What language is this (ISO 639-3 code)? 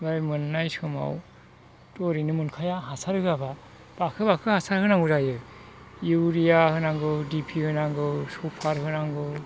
brx